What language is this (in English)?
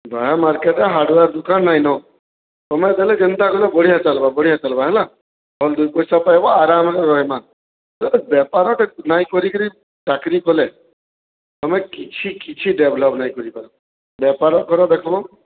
Odia